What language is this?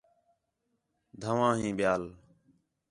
Khetrani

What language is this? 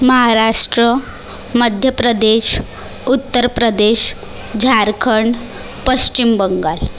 Marathi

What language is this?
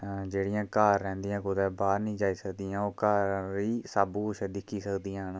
Dogri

